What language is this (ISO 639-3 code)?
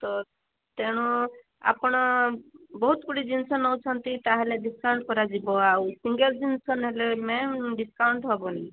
ori